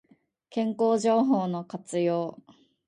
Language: Japanese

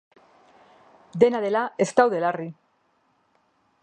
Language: Basque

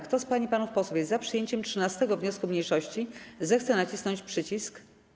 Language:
Polish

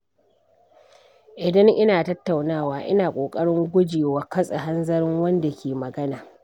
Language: Hausa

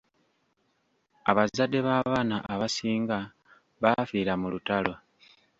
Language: Ganda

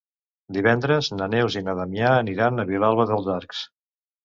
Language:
Catalan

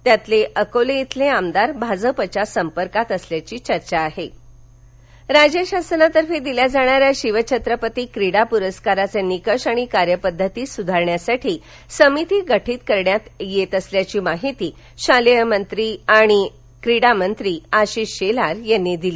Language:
Marathi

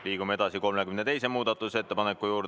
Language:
Estonian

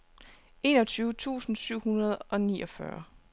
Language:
Danish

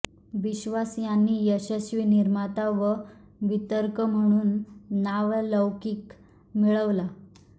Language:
Marathi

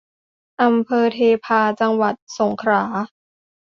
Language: Thai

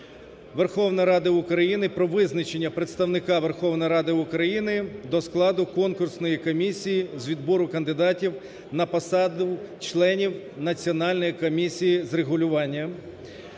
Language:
Ukrainian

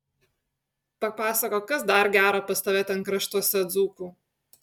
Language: Lithuanian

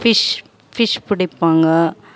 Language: Tamil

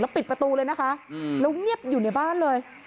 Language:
Thai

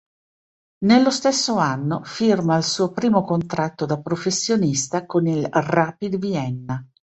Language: Italian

